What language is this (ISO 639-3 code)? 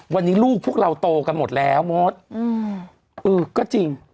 tha